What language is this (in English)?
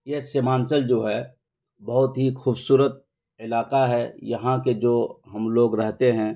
Urdu